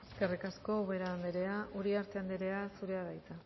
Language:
Basque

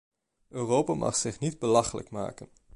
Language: Dutch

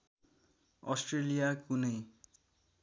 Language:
Nepali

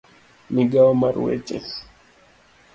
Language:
Luo (Kenya and Tanzania)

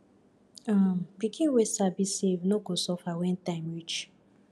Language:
Nigerian Pidgin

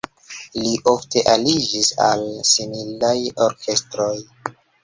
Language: Esperanto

